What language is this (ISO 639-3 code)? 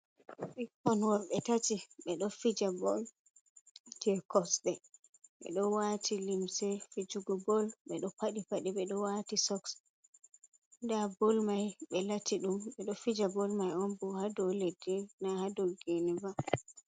ful